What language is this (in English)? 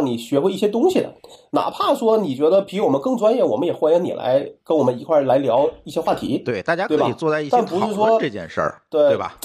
Chinese